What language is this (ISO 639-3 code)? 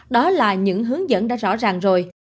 vie